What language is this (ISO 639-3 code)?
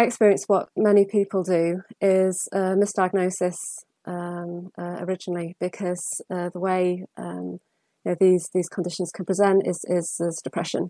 eng